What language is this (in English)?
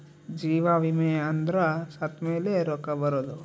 Kannada